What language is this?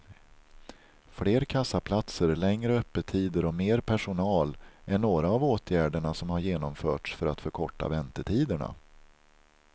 Swedish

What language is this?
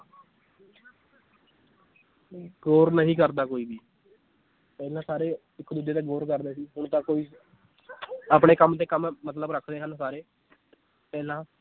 Punjabi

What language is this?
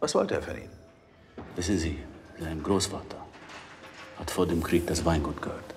German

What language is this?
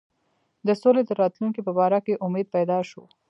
Pashto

